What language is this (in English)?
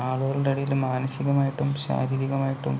Malayalam